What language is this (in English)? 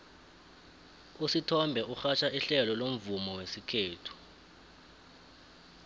South Ndebele